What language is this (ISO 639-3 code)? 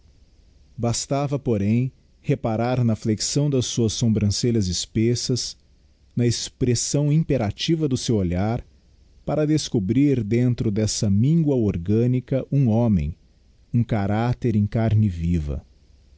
por